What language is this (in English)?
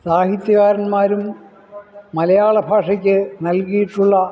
Malayalam